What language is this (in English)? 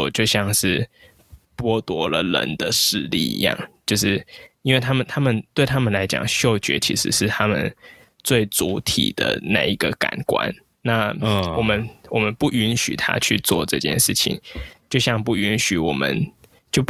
Chinese